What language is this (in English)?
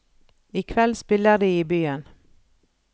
Norwegian